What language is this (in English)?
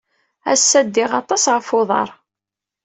Kabyle